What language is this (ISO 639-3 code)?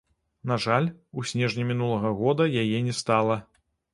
bel